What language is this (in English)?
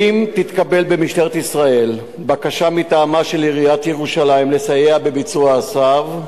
Hebrew